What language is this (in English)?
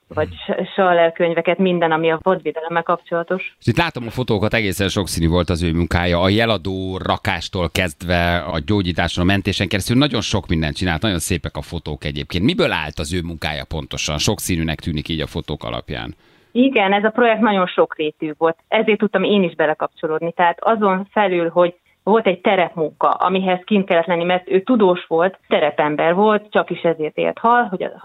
Hungarian